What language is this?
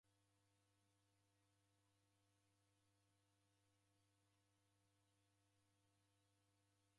Taita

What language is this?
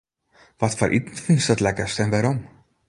Western Frisian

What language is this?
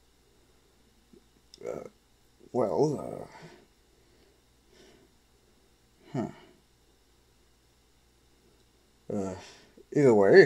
English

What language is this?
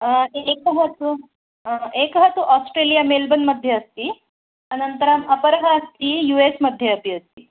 Sanskrit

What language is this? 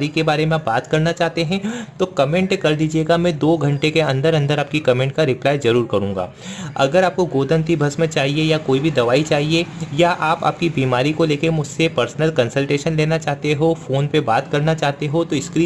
Hindi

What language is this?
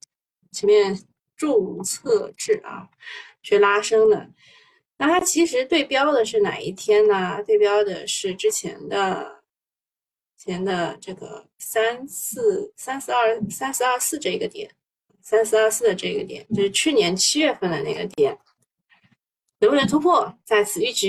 Chinese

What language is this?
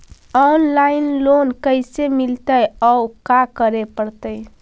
Magahi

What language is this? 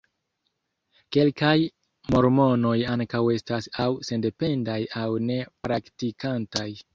Esperanto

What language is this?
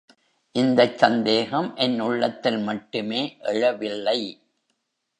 Tamil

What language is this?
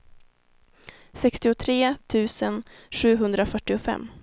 Swedish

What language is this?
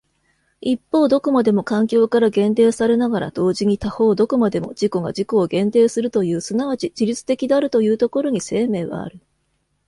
Japanese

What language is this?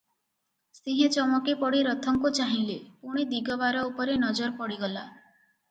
Odia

